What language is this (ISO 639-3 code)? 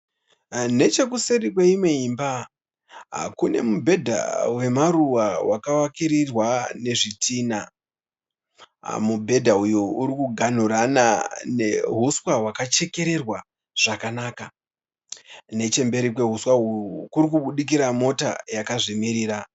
sna